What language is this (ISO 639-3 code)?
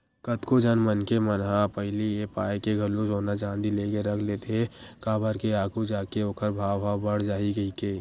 hne